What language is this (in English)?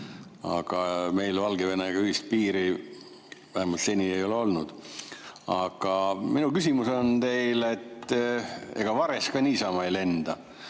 Estonian